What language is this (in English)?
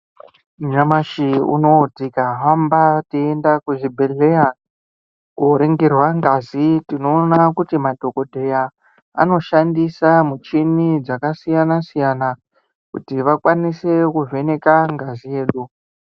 Ndau